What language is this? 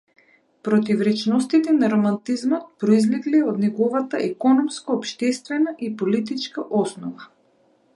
Macedonian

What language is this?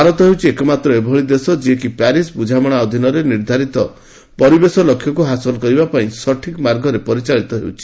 Odia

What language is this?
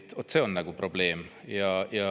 Estonian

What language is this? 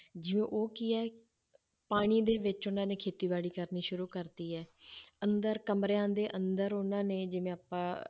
Punjabi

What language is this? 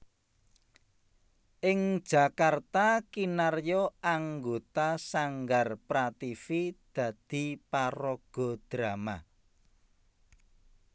Javanese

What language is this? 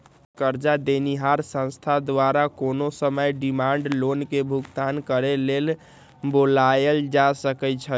Magahi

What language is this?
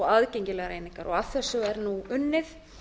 Icelandic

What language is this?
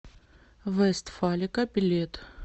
Russian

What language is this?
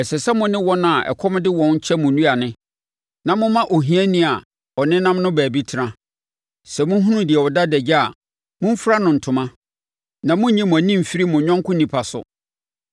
Akan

